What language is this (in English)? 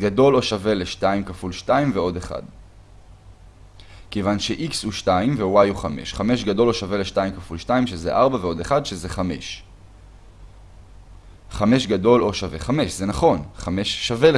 Hebrew